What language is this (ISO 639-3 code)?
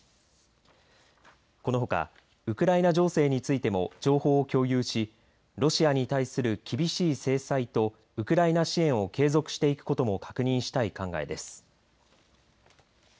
jpn